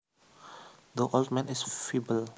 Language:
Javanese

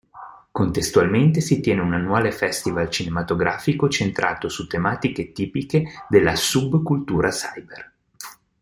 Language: Italian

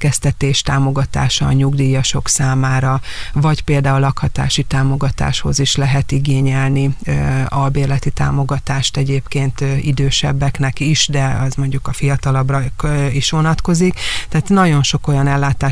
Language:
Hungarian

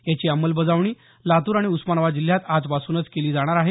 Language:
Marathi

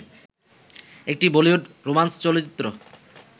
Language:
Bangla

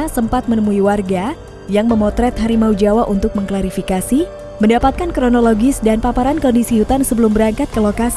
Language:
Indonesian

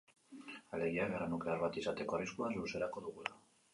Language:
Basque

